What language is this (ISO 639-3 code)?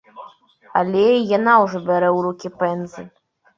bel